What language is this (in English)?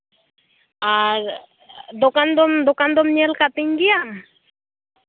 Santali